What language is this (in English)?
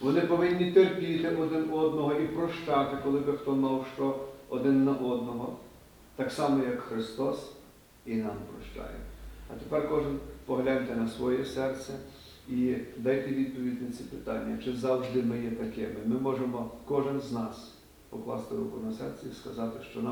Ukrainian